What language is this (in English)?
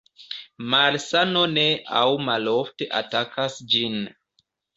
Esperanto